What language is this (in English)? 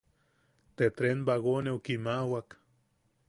Yaqui